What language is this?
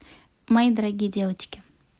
Russian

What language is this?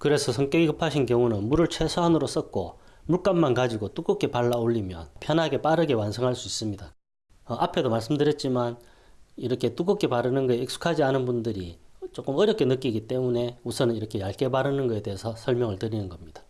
Korean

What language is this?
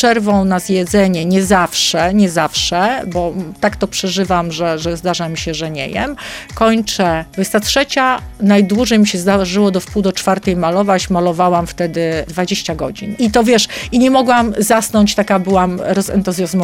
Polish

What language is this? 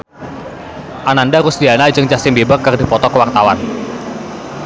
Sundanese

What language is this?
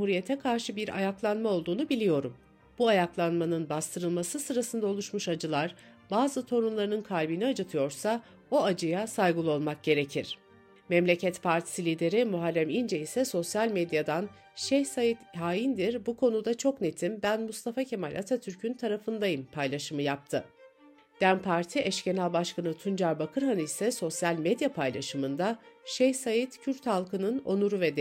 Turkish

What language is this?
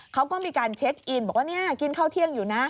Thai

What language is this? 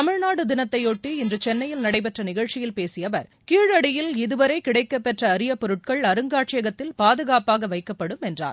Tamil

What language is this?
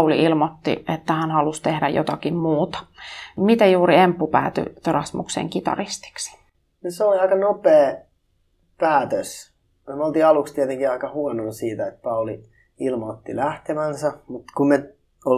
Finnish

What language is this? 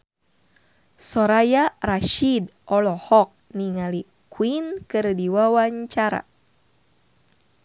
Sundanese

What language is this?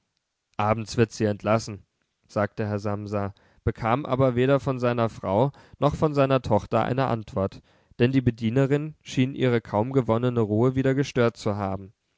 German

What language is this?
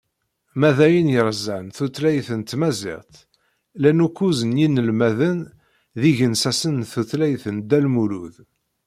Kabyle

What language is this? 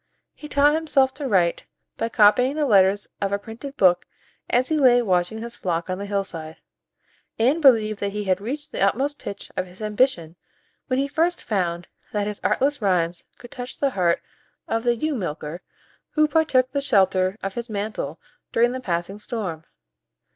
English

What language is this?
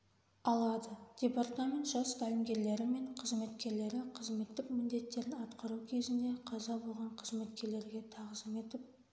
Kazakh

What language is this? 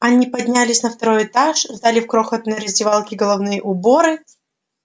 Russian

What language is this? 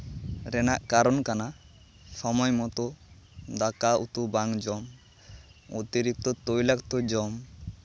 Santali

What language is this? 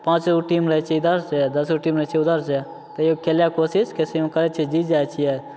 Maithili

